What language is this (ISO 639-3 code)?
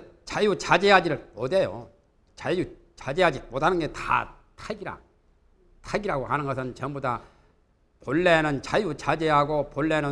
kor